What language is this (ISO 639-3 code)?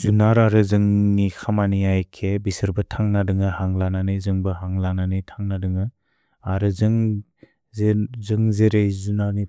brx